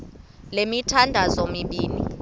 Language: Xhosa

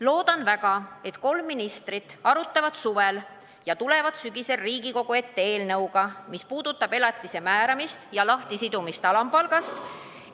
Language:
Estonian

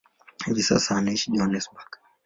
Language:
Swahili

